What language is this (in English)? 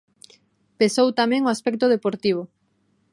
Galician